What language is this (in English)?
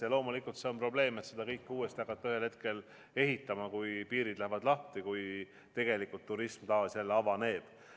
Estonian